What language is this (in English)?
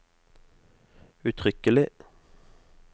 Norwegian